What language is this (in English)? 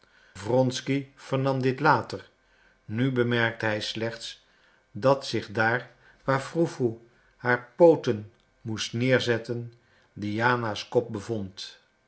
Dutch